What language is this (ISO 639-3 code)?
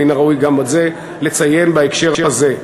heb